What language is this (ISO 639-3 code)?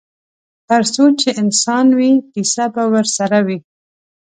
pus